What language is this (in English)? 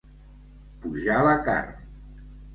Catalan